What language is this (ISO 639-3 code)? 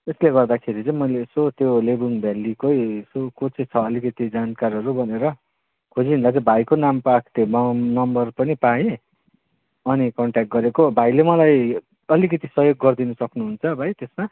nep